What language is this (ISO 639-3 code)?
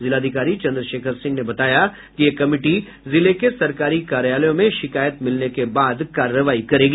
hin